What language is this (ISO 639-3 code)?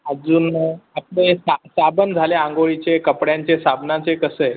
mar